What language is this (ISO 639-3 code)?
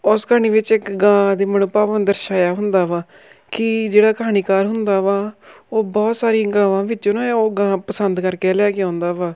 pan